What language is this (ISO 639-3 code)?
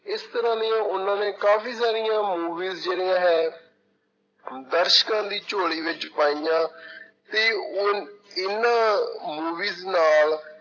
pan